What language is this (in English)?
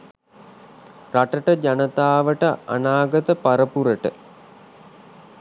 Sinhala